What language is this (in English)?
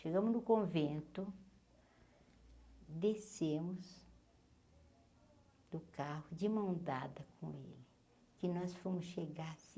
Portuguese